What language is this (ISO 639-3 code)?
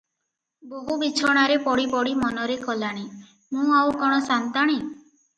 ori